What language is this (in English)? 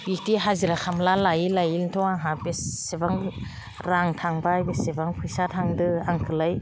Bodo